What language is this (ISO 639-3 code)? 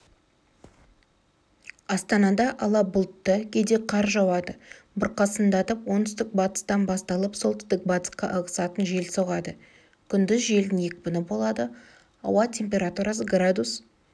kaz